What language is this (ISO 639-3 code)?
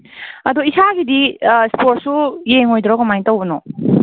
mni